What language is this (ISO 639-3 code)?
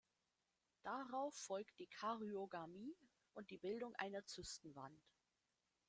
deu